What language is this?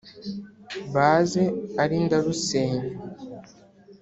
Kinyarwanda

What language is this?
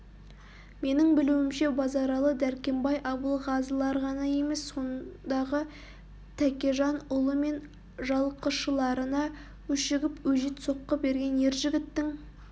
Kazakh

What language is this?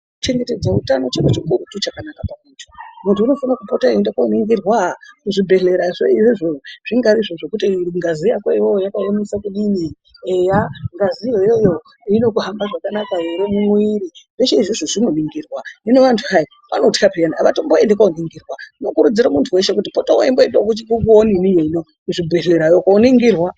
Ndau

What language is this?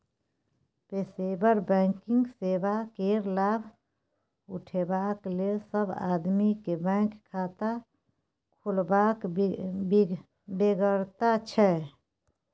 Maithili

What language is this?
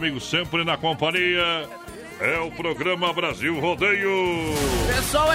Portuguese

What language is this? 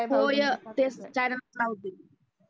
Marathi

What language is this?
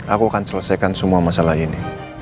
Indonesian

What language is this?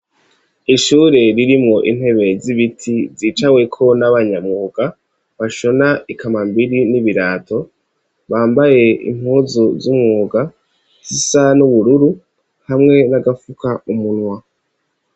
Rundi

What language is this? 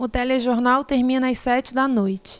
Portuguese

